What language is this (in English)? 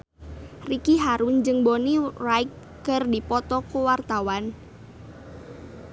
Sundanese